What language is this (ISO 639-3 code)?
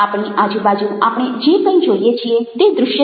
guj